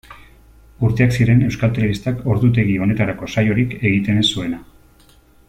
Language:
Basque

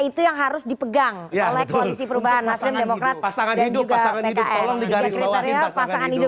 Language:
Indonesian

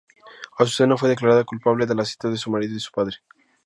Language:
Spanish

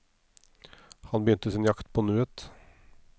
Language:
Norwegian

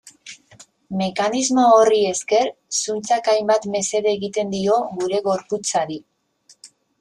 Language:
Basque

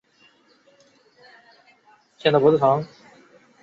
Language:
Chinese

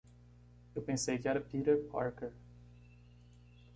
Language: Portuguese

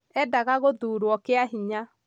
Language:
Kikuyu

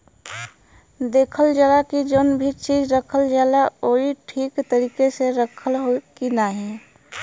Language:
Bhojpuri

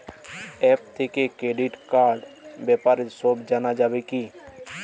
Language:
Bangla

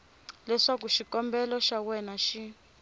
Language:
Tsonga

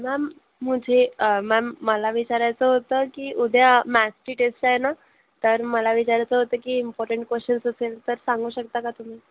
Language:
Marathi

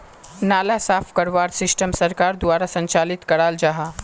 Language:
Magahi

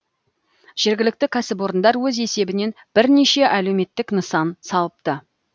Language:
Kazakh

